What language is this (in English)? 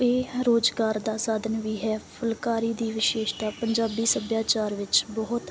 Punjabi